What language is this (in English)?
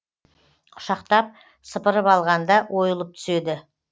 Kazakh